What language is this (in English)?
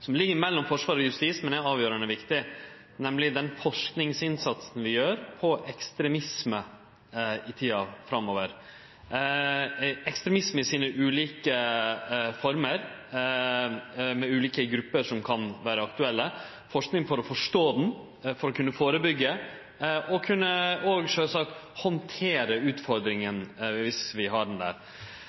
Norwegian Nynorsk